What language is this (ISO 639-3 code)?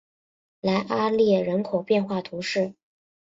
zho